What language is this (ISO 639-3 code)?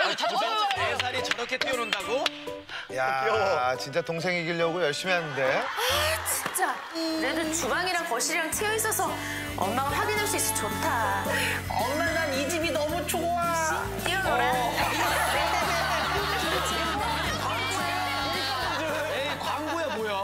kor